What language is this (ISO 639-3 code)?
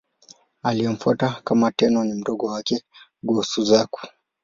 swa